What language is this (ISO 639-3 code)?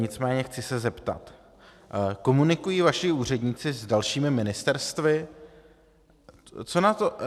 ces